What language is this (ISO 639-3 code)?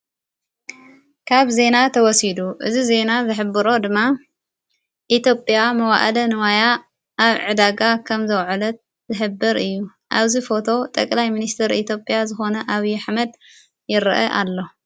tir